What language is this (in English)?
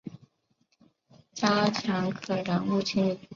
Chinese